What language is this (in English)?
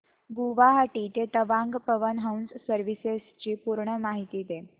Marathi